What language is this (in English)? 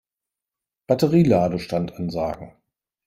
German